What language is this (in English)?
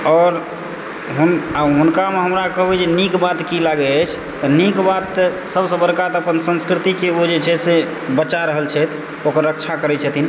Maithili